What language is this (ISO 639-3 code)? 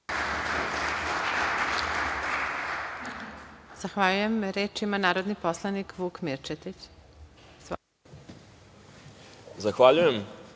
srp